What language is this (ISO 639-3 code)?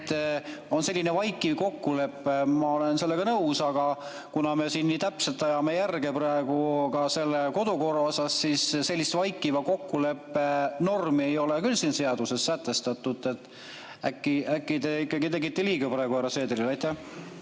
est